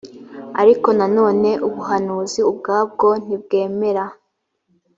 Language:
Kinyarwanda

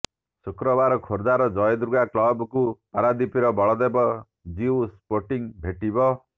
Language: Odia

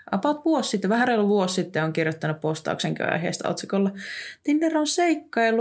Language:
Finnish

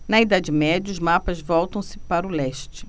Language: Portuguese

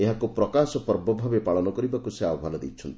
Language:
Odia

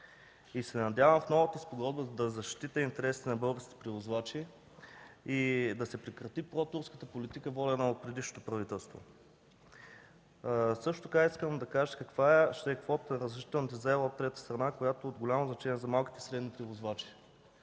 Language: Bulgarian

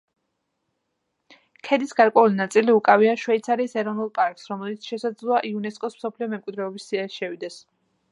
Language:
Georgian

